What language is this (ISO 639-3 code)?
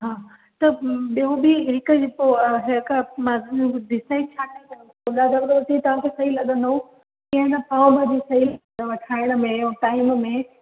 snd